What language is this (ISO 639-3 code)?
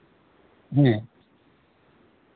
sat